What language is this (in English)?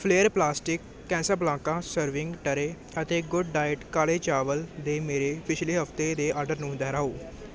Punjabi